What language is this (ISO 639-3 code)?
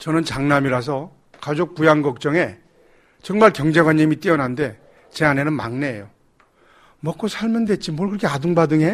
kor